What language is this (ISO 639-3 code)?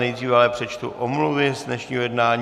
ces